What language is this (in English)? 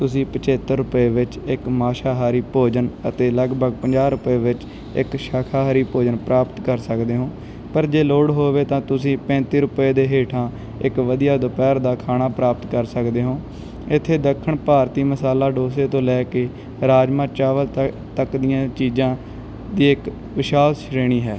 Punjabi